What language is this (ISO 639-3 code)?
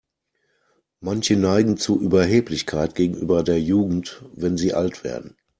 deu